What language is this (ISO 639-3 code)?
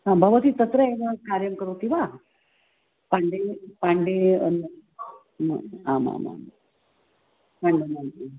san